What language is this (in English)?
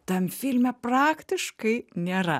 Lithuanian